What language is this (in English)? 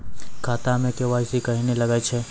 Maithili